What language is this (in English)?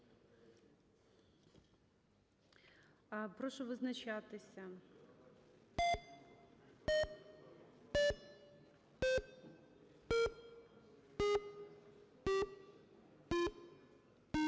Ukrainian